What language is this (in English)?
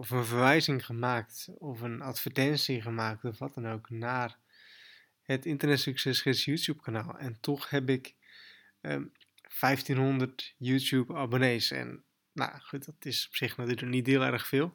Dutch